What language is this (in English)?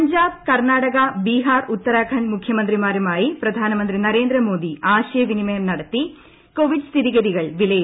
Malayalam